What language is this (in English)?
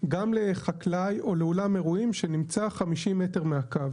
Hebrew